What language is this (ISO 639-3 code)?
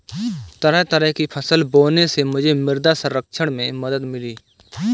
hin